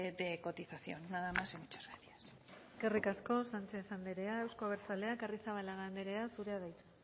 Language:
Basque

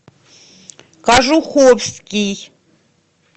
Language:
Russian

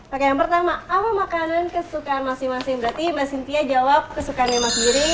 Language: Indonesian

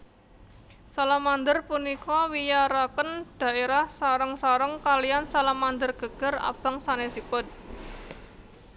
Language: Javanese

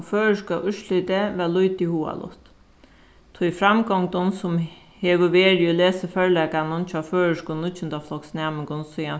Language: Faroese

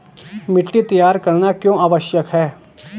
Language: Hindi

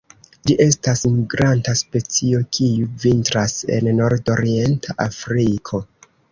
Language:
Esperanto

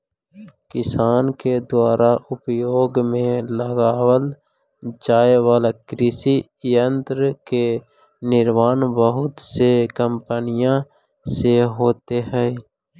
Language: Magahi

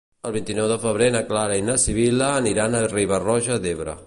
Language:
Catalan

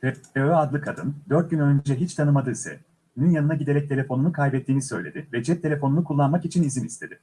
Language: Turkish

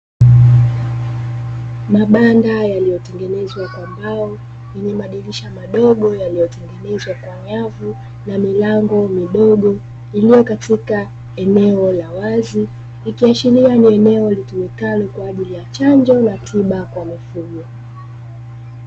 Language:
Swahili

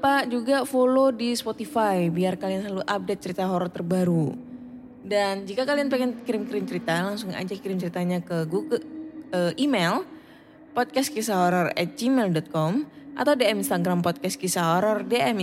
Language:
Indonesian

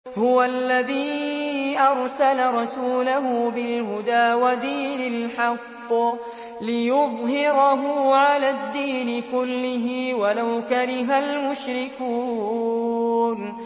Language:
Arabic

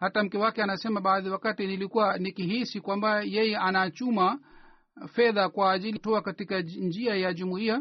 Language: Swahili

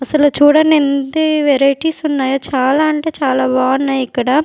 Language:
Telugu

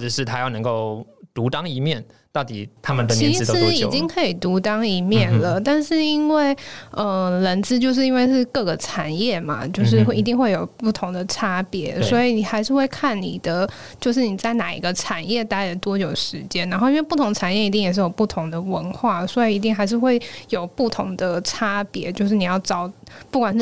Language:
Chinese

